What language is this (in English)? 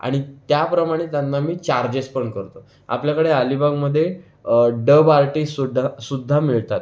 Marathi